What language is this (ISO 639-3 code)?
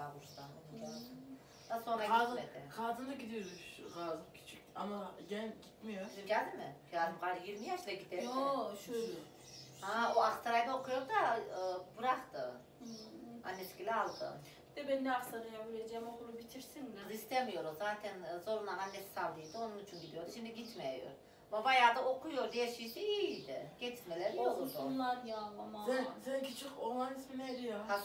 tur